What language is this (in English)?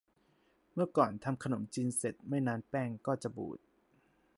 Thai